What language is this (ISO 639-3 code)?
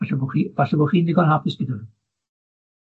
cym